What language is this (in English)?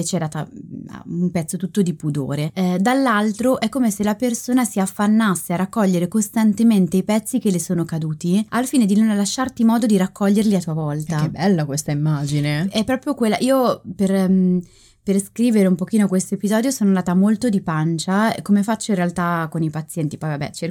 Italian